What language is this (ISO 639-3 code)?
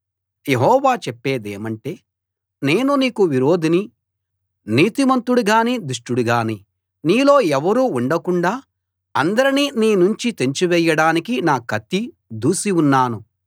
tel